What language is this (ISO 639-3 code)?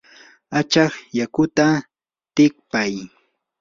qur